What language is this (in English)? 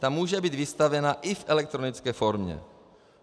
Czech